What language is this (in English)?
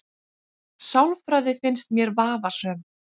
Icelandic